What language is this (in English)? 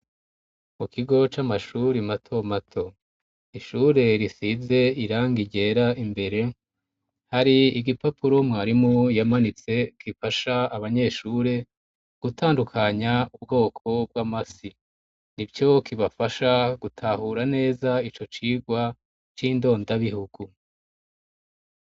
Rundi